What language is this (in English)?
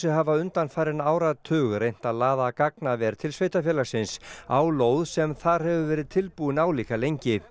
Icelandic